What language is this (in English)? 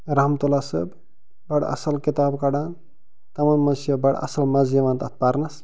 Kashmiri